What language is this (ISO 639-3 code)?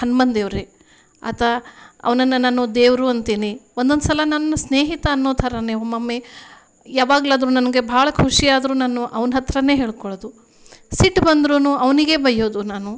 kan